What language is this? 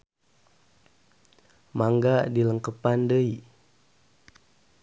Sundanese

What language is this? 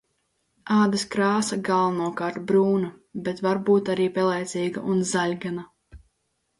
Latvian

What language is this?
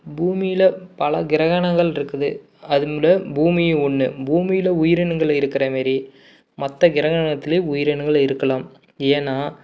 Tamil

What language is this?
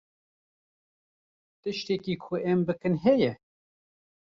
Kurdish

